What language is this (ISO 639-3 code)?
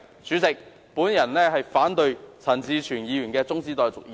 yue